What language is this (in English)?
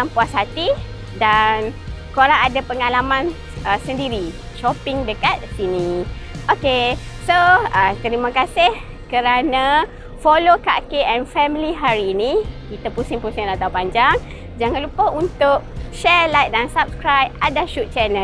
Malay